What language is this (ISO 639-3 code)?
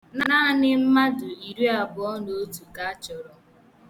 ibo